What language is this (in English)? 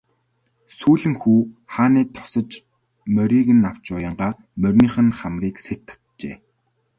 Mongolian